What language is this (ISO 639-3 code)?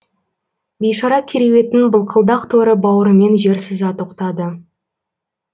kaz